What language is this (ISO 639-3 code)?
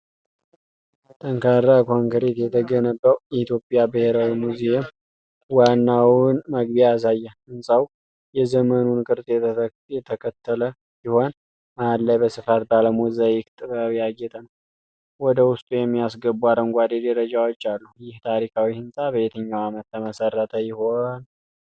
amh